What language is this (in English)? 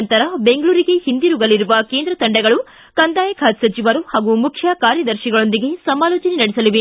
Kannada